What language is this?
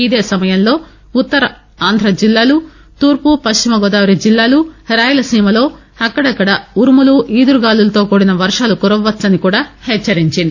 Telugu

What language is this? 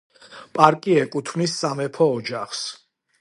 Georgian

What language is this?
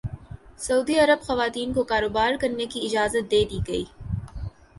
Urdu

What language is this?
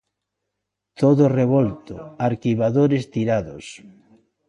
Galician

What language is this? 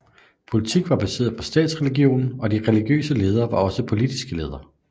Danish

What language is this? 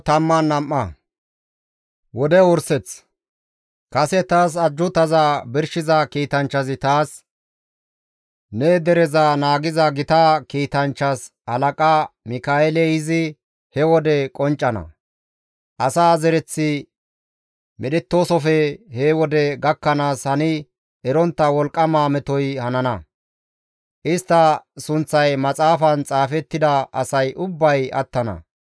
Gamo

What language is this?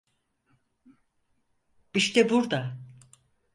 Turkish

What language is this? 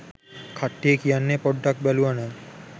Sinhala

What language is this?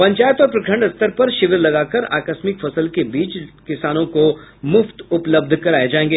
Hindi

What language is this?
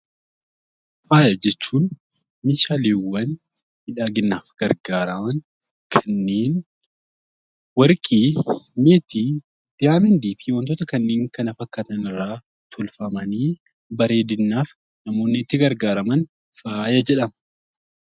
Oromo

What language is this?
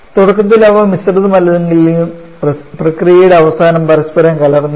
Malayalam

